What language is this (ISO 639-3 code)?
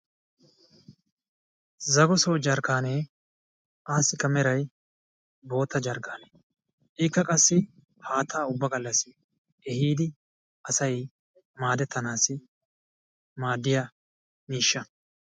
wal